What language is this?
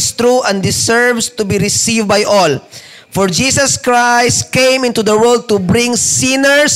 Filipino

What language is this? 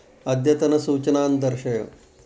Sanskrit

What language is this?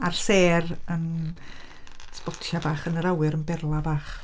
Welsh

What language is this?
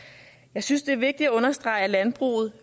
Danish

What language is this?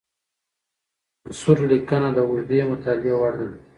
Pashto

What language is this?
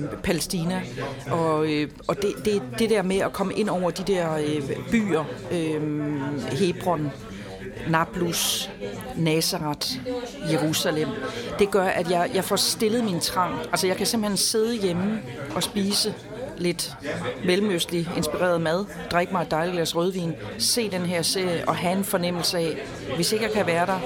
Danish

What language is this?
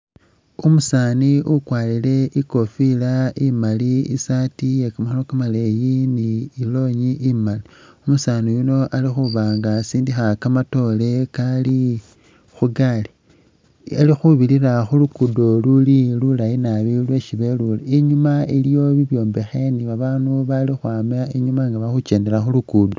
Masaaba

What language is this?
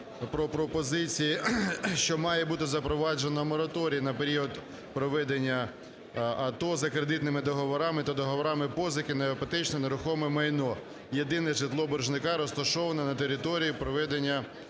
Ukrainian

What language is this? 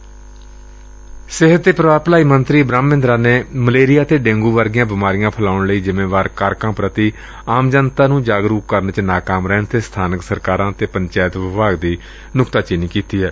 Punjabi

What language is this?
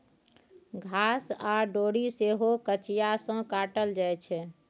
Maithili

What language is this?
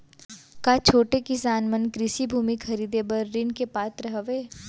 Chhattisgarhi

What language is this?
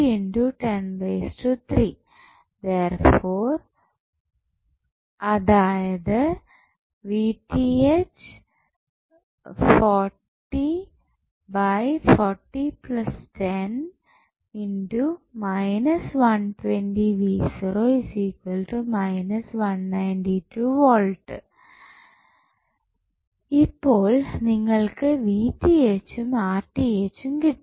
Malayalam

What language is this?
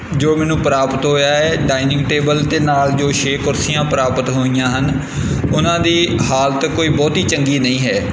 Punjabi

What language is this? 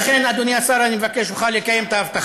Hebrew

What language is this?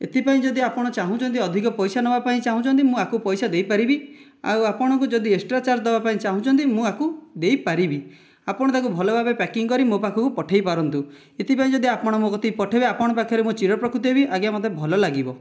Odia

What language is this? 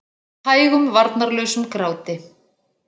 Icelandic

